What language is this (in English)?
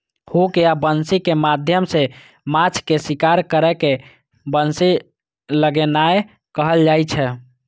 Maithili